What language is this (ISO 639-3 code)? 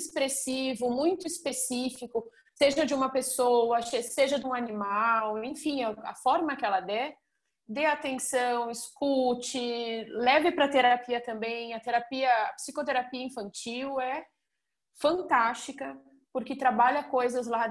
por